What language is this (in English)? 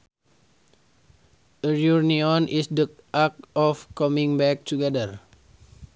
Sundanese